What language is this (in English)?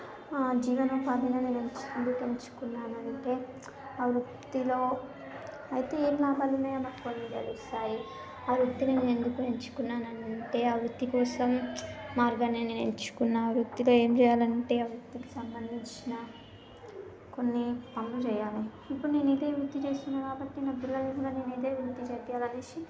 Telugu